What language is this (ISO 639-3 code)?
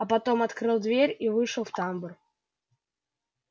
rus